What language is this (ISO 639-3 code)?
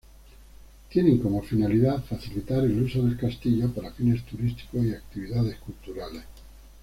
spa